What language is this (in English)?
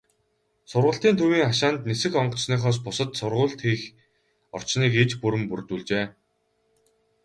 Mongolian